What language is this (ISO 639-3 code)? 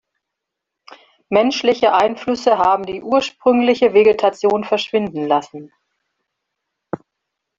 deu